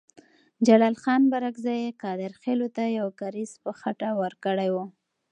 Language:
Pashto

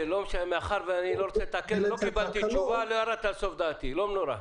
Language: Hebrew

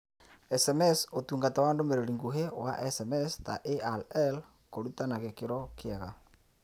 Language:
Kikuyu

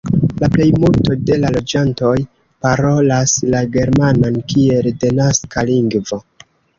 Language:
Esperanto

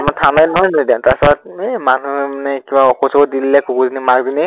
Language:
Assamese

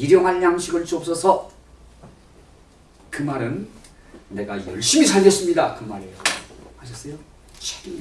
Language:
Korean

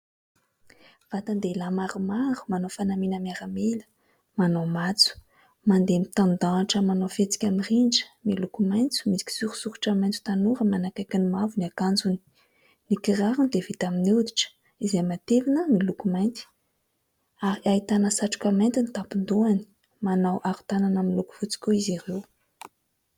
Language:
Malagasy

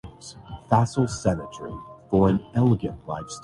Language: Urdu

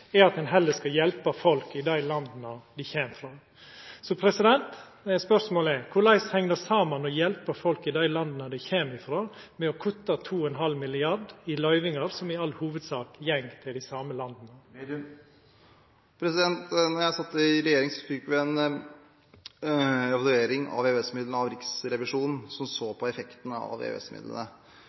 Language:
Norwegian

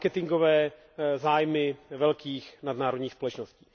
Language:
Czech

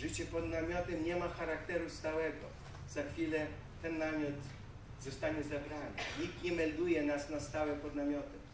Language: Polish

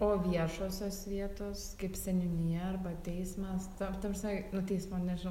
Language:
Lithuanian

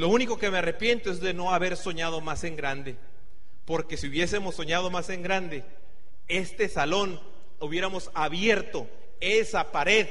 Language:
Spanish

